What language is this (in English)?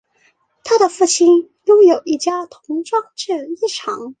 Chinese